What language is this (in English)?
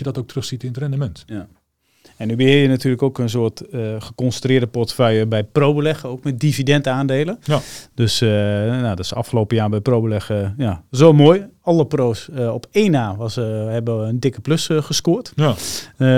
Dutch